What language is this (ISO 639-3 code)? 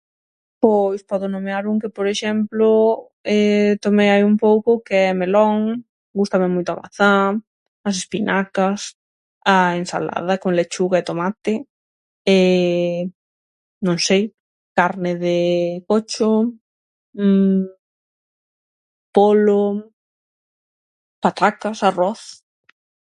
glg